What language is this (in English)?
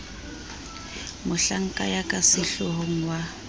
Southern Sotho